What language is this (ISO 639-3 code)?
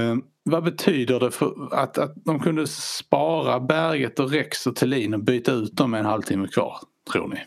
swe